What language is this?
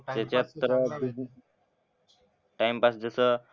Marathi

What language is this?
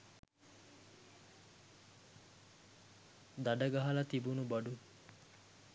Sinhala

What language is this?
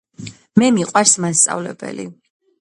Georgian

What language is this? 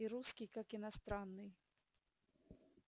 Russian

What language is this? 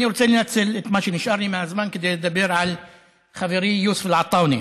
Hebrew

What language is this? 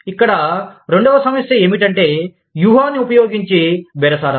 Telugu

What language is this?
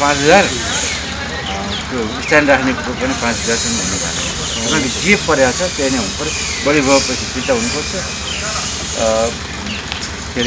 Romanian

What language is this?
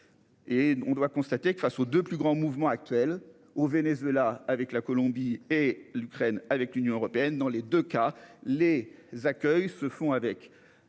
French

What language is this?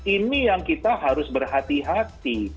Indonesian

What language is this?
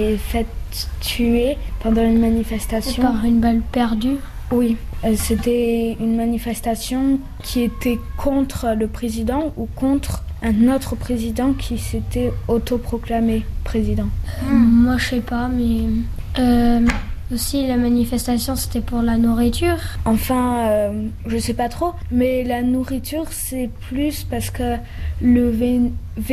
French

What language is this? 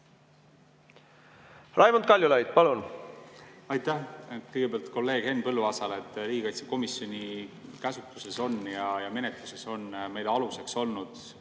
Estonian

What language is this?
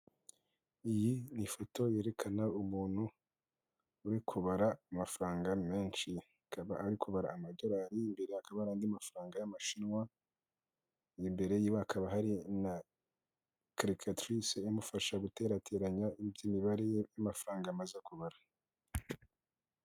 Kinyarwanda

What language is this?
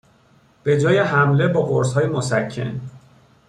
Persian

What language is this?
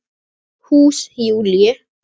Icelandic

